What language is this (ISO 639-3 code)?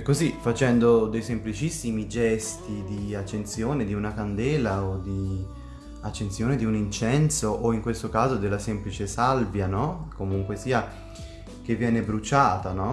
ita